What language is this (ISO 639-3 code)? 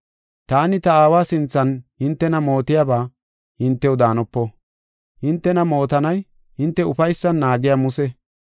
gof